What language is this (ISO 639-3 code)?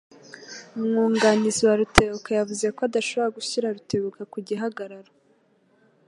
kin